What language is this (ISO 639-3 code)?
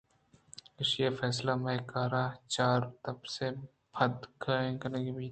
bgp